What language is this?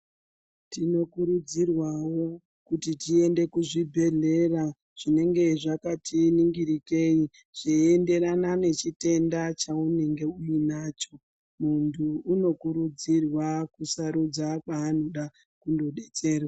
Ndau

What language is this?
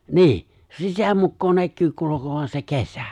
Finnish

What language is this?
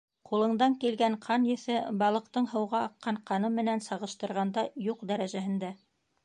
Bashkir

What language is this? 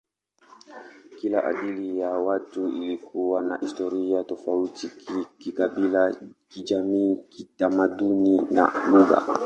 Swahili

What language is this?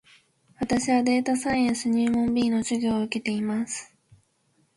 Japanese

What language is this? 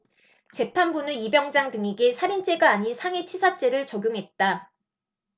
Korean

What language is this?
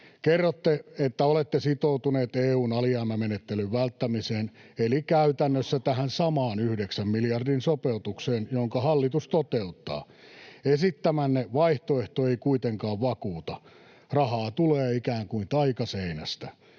Finnish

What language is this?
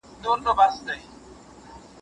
Pashto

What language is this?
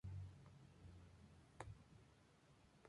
Spanish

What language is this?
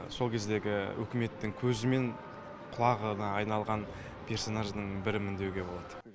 Kazakh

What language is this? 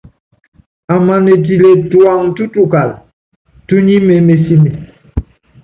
Yangben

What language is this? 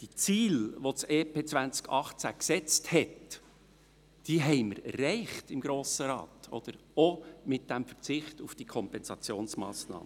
Swiss German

